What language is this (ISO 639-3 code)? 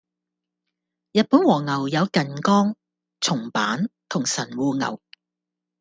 yue